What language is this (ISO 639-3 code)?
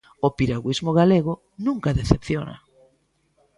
glg